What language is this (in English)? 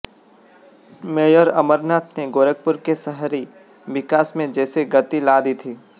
Hindi